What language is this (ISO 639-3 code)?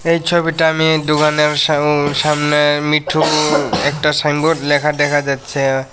ben